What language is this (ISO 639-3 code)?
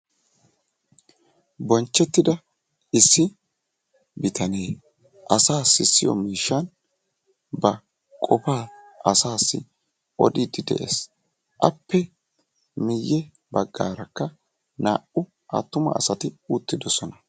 wal